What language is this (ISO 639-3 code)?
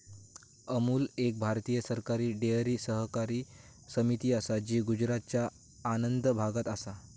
mar